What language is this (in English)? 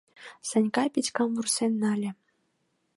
Mari